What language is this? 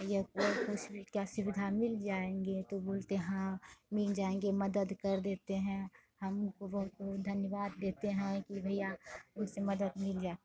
Hindi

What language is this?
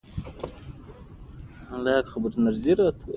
Pashto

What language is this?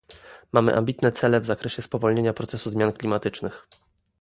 Polish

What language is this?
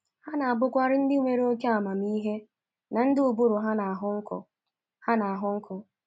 Igbo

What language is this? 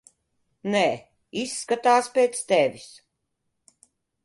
Latvian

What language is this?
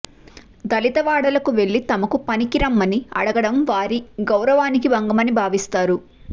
Telugu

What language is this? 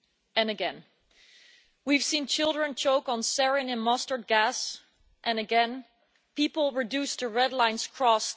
English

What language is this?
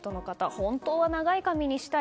Japanese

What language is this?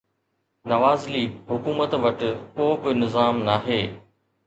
Sindhi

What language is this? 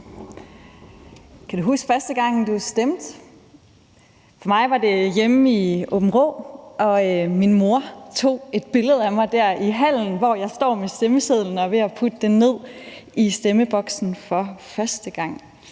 Danish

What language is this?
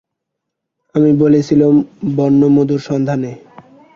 Bangla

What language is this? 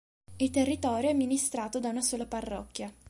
Italian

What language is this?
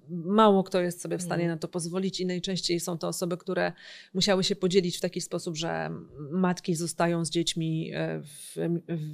Polish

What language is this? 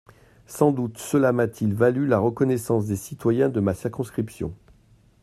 French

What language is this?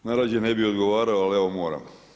Croatian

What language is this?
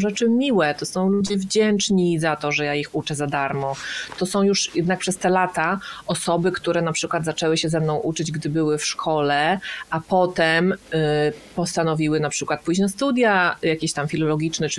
Polish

